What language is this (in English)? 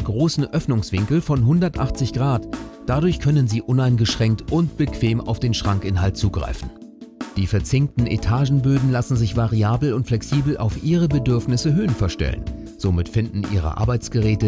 German